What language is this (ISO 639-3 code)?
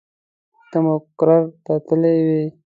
pus